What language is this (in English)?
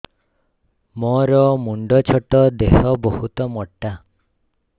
Odia